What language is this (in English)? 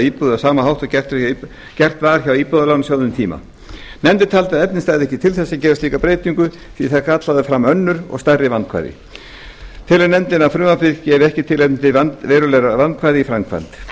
Icelandic